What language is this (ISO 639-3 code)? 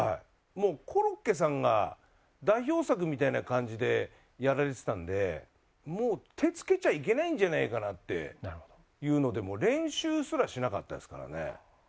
jpn